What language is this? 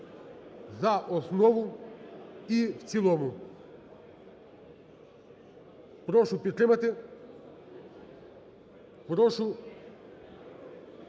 Ukrainian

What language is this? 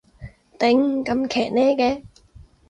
Cantonese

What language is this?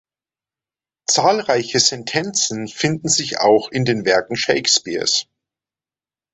German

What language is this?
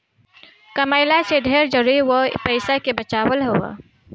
Bhojpuri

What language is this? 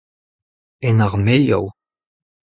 Breton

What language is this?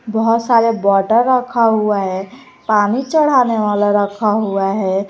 Hindi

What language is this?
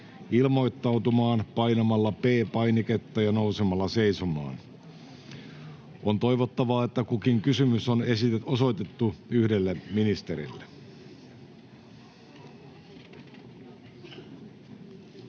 Finnish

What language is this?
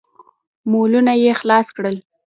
Pashto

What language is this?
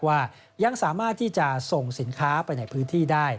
Thai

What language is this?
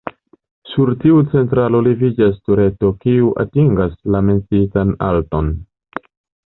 Esperanto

